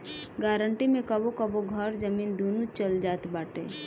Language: Bhojpuri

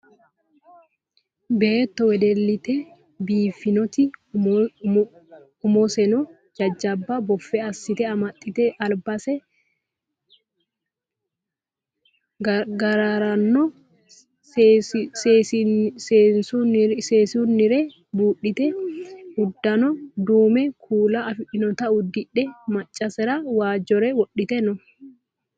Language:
Sidamo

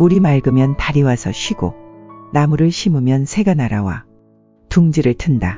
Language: Korean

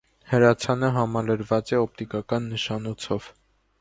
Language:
Armenian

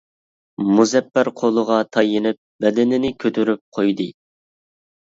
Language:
Uyghur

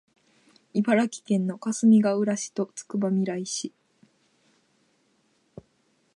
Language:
Japanese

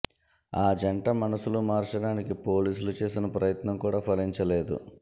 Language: Telugu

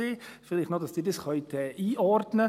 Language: Swiss German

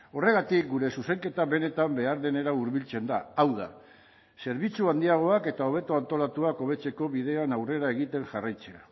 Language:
Basque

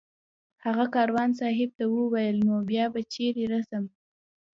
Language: Pashto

